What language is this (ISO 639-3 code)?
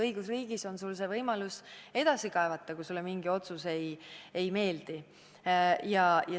est